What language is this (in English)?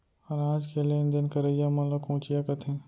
Chhattisgarhi